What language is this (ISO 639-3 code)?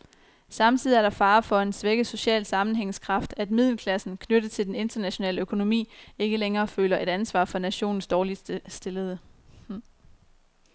dan